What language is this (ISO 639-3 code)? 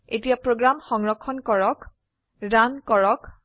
asm